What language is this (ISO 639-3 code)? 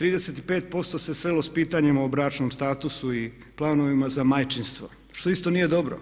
hrv